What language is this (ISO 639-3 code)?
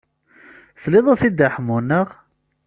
kab